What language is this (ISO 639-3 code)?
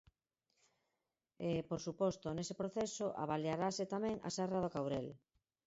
glg